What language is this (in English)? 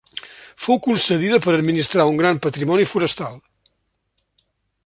Catalan